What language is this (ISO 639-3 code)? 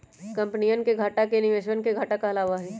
mag